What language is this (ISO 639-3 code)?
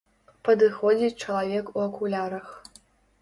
bel